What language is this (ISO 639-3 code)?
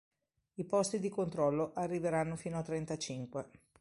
ita